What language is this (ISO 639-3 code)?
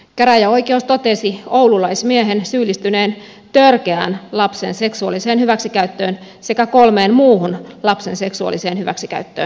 fin